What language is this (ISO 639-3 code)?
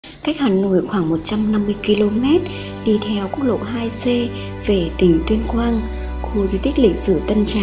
vie